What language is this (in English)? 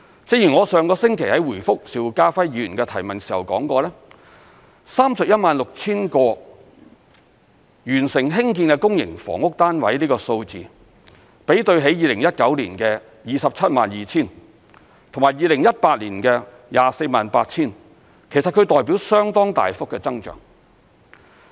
Cantonese